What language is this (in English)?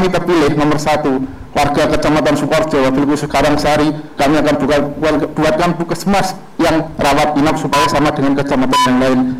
Indonesian